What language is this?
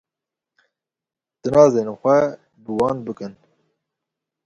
Kurdish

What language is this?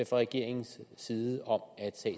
Danish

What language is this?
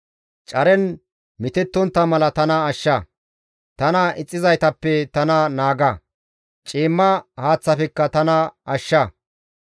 Gamo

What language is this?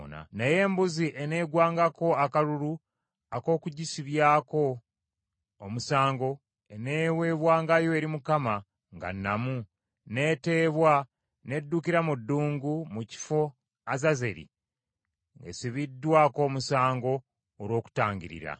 Ganda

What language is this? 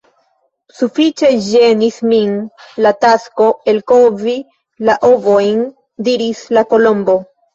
Esperanto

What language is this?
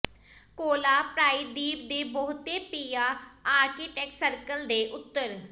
Punjabi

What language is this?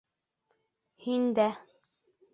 Bashkir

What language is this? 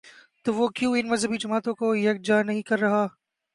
Urdu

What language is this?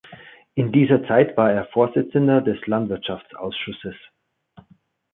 German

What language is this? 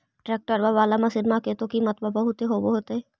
Magahi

